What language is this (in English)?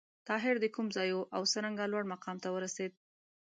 Pashto